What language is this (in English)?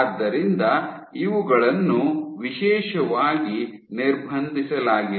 Kannada